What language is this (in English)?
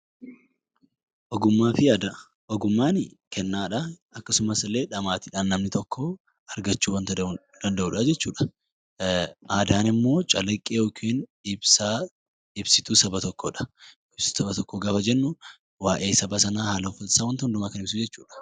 Oromo